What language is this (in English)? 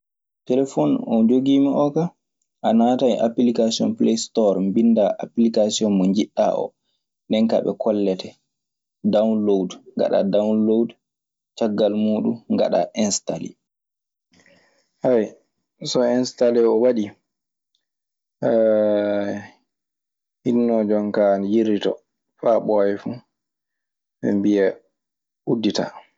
Maasina Fulfulde